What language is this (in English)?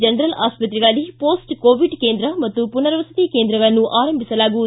Kannada